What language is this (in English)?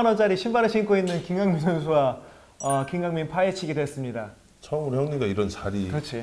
Korean